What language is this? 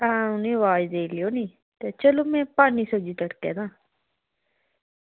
Dogri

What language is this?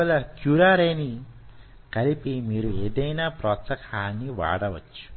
Telugu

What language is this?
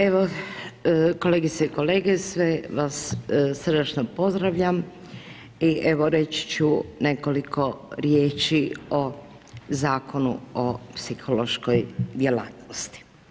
Croatian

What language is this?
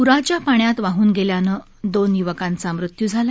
Marathi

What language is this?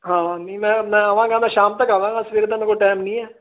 Punjabi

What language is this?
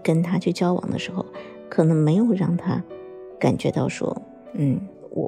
Chinese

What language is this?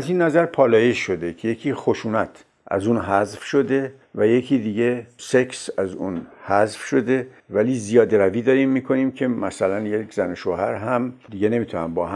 Persian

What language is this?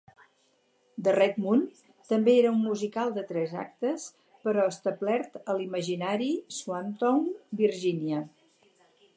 Catalan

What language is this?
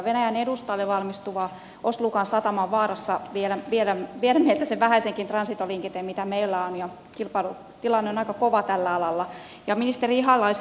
Finnish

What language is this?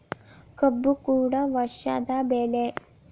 Kannada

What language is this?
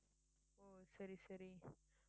Tamil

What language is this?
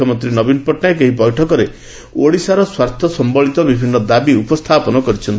Odia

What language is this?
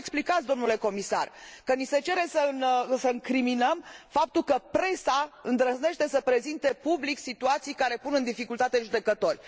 Romanian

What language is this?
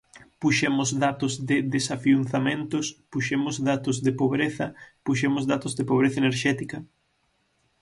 Galician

